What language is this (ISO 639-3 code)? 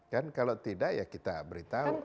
ind